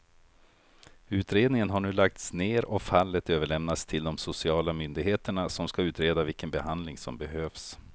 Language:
Swedish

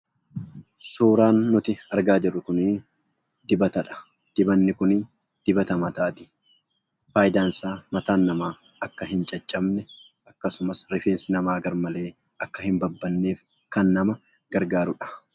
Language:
Oromo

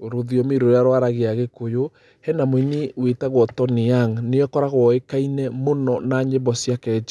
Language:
Kikuyu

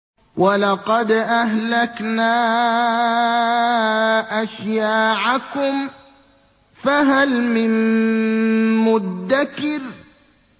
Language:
Arabic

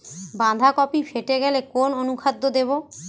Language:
Bangla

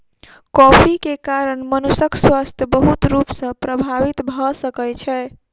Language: Maithili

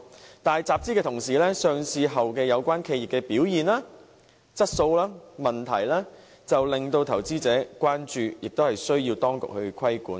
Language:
Cantonese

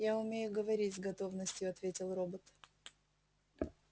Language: Russian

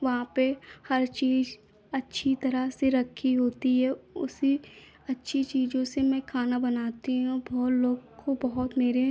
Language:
Hindi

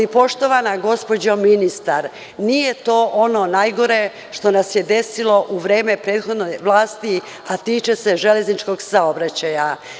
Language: Serbian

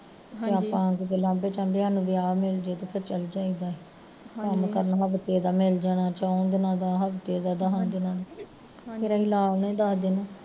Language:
Punjabi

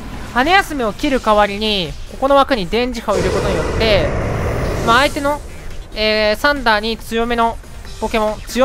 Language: Japanese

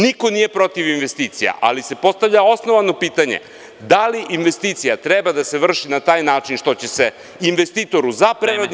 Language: Serbian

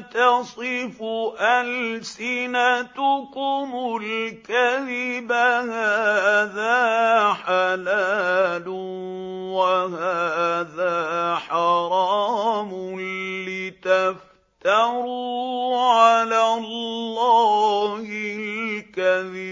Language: Arabic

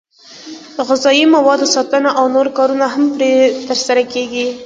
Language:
Pashto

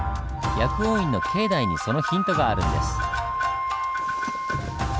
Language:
Japanese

